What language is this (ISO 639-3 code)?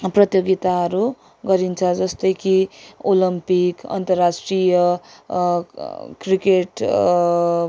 nep